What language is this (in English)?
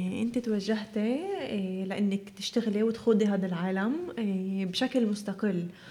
Arabic